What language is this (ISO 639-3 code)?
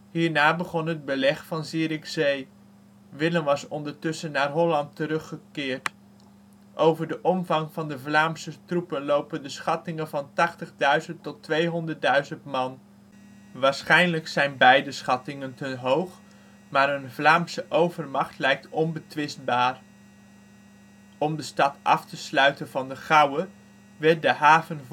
nld